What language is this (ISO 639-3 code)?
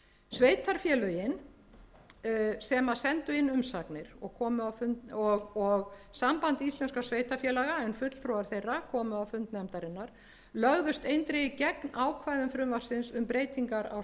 isl